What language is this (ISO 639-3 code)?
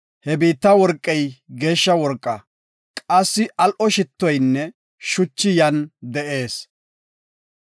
gof